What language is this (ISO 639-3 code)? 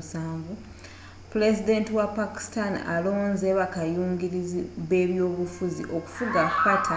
lug